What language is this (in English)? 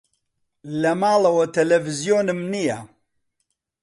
Central Kurdish